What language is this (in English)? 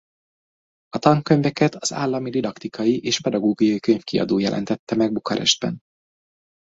Hungarian